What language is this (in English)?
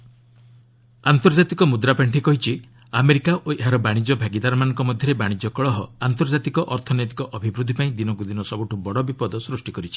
Odia